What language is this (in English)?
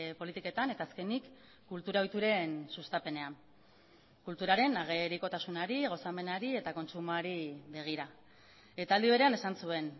Basque